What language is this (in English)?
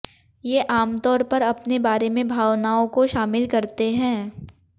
Hindi